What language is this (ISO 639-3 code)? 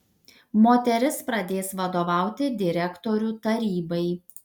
lit